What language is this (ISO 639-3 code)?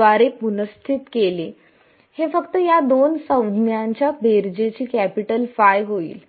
mar